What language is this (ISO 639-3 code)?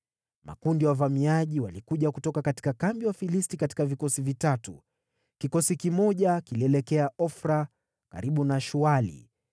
swa